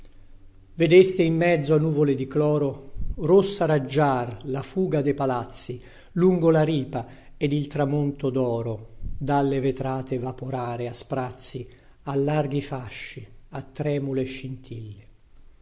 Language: Italian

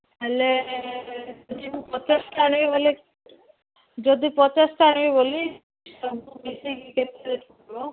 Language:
Odia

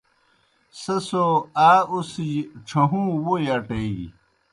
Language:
Kohistani Shina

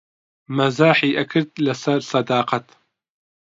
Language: Central Kurdish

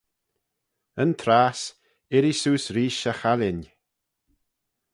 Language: Manx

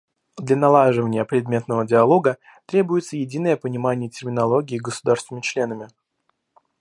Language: Russian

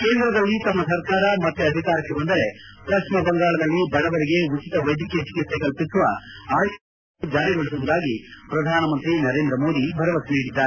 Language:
Kannada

